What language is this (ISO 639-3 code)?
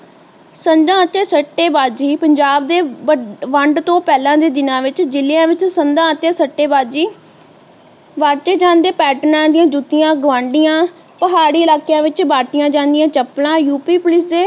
pan